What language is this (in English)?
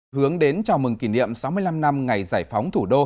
Vietnamese